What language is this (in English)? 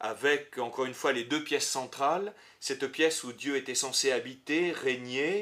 French